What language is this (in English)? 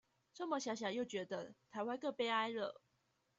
Chinese